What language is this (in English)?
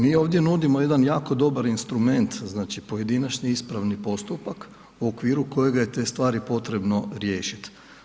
Croatian